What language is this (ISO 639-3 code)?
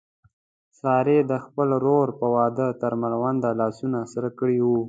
pus